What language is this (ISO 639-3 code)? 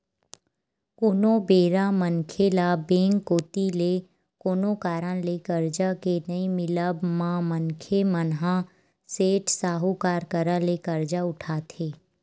hne